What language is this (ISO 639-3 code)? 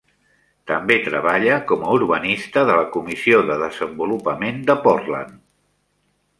cat